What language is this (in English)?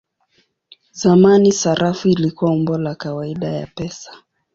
Swahili